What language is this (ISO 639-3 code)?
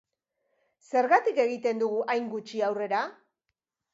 eus